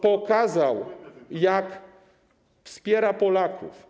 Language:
Polish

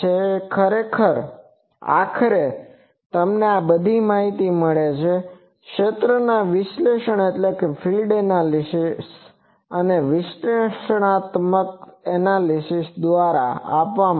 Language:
Gujarati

